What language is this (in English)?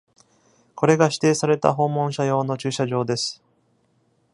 Japanese